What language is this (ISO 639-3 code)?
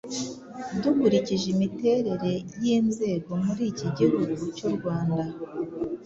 kin